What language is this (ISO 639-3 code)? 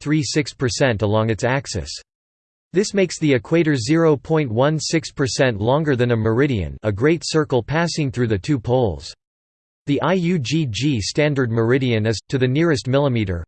eng